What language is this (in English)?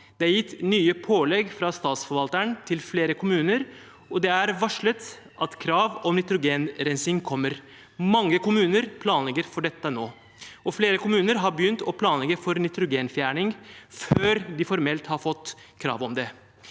Norwegian